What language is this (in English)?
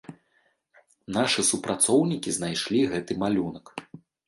Belarusian